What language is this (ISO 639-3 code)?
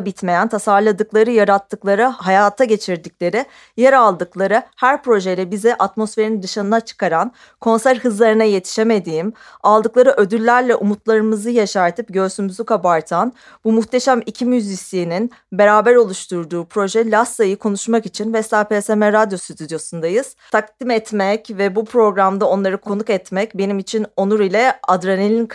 tur